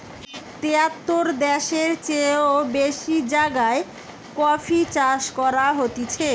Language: Bangla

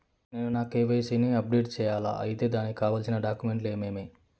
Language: Telugu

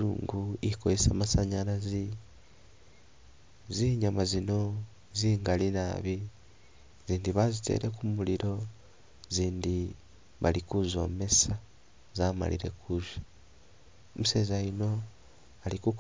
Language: Masaaba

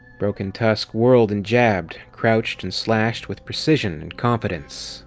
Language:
English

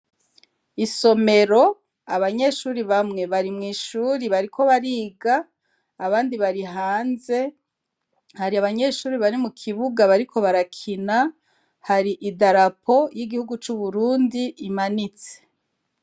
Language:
Rundi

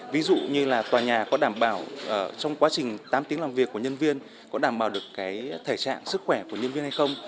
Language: Vietnamese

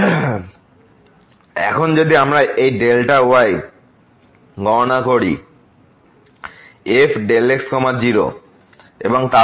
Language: Bangla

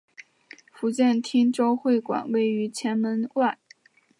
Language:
Chinese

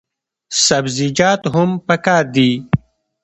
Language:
Pashto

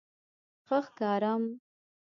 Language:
Pashto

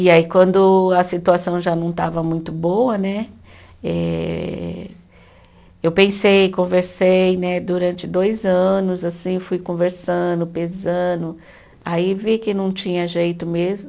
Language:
Portuguese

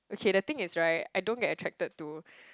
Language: English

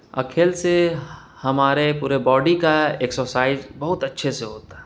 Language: Urdu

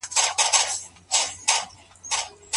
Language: Pashto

